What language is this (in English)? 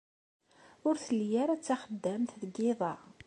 Kabyle